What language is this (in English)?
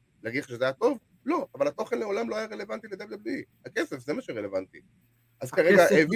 Hebrew